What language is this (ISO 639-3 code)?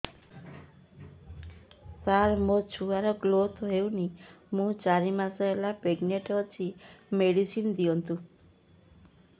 ori